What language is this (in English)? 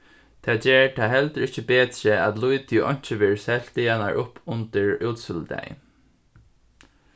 Faroese